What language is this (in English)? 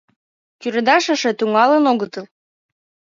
Mari